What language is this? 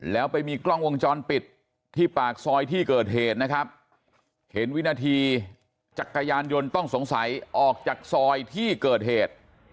Thai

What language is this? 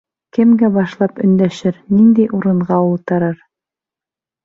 Bashkir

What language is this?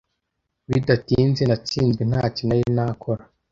Kinyarwanda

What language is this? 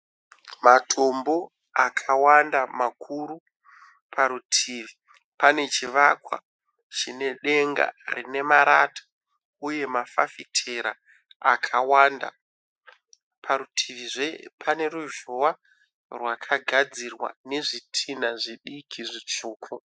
Shona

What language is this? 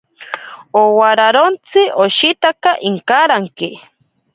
Ashéninka Perené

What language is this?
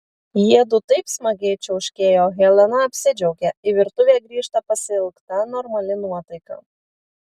Lithuanian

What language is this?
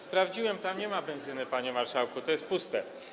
Polish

